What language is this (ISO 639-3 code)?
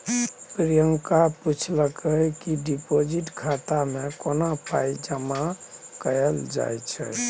mai